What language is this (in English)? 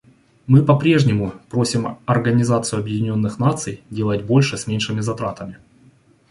Russian